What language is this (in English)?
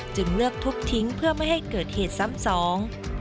Thai